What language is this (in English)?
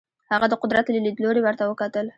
Pashto